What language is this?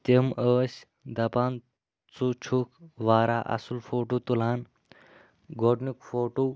Kashmiri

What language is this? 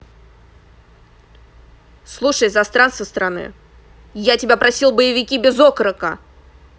Russian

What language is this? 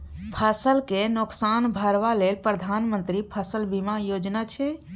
Maithili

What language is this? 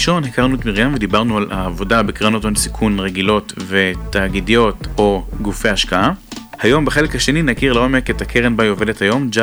Hebrew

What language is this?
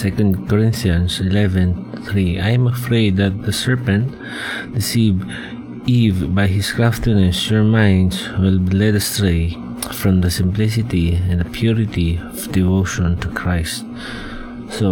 Filipino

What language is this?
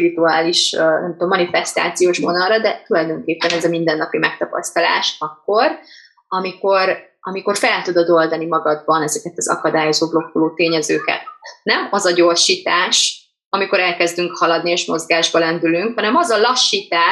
Hungarian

